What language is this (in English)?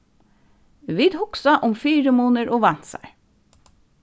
Faroese